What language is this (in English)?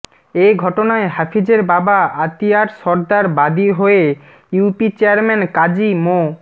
Bangla